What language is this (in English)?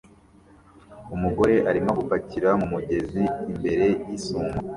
Kinyarwanda